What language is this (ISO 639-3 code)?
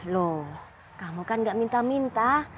ind